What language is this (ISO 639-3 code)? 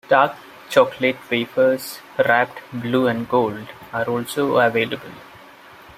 eng